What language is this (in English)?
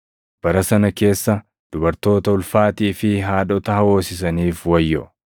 Oromo